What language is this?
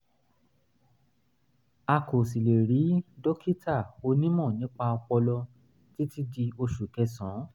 Yoruba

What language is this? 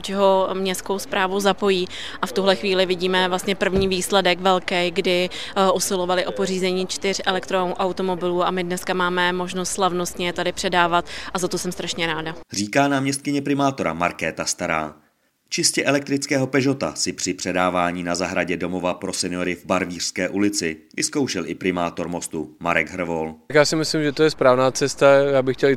Czech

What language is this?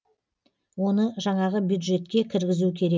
Kazakh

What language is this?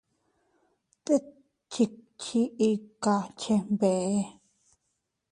Teutila Cuicatec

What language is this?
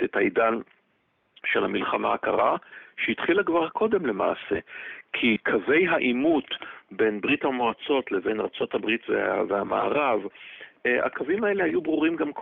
Hebrew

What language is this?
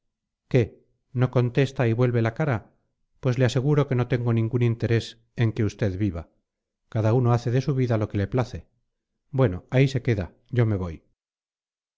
Spanish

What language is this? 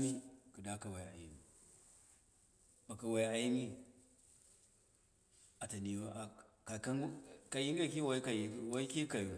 Dera (Nigeria)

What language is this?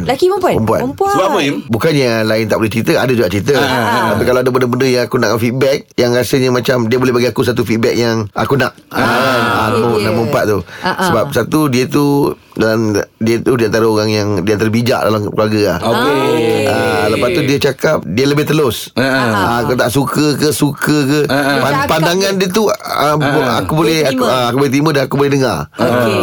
Malay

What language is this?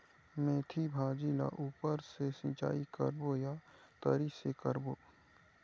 Chhattisgarhi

